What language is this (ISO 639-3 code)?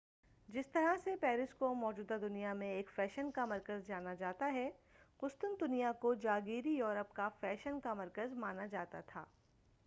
urd